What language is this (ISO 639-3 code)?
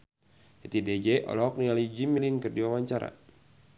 sun